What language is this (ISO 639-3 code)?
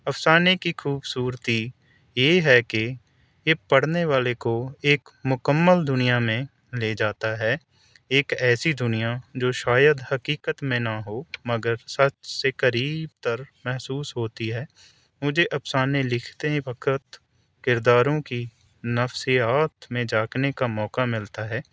urd